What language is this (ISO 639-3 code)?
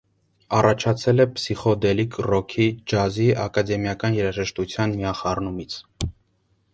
hye